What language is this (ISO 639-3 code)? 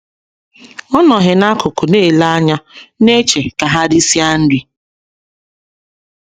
ibo